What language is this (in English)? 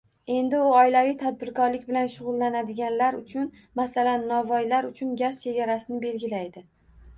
Uzbek